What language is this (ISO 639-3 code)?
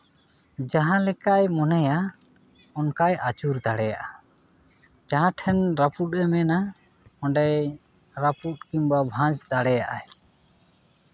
sat